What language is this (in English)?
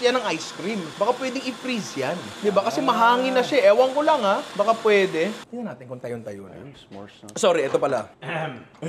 Filipino